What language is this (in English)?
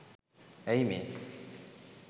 Sinhala